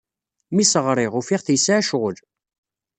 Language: Kabyle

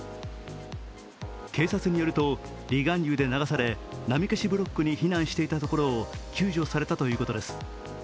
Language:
Japanese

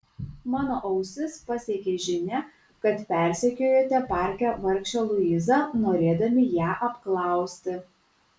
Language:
Lithuanian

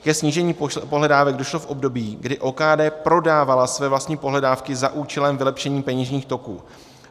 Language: Czech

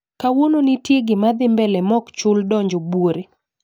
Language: Luo (Kenya and Tanzania)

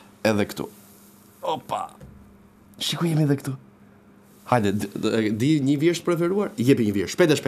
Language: Romanian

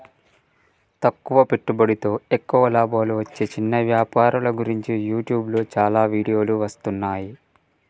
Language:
Telugu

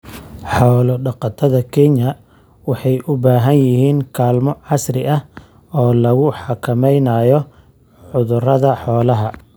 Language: Somali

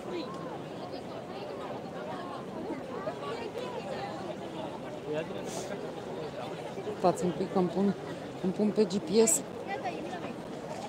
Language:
Romanian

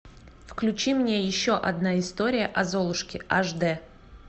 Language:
Russian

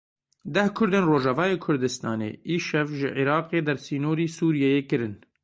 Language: Kurdish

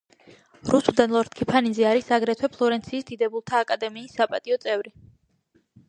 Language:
Georgian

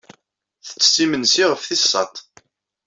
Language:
Kabyle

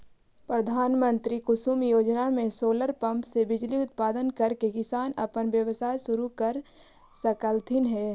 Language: Magahi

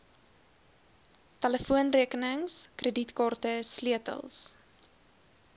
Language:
Afrikaans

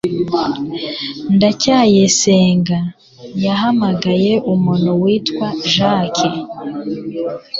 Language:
Kinyarwanda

